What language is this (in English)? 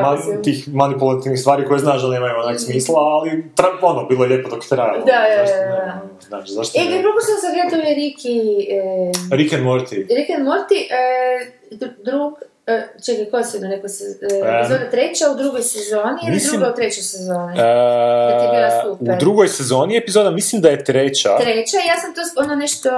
Croatian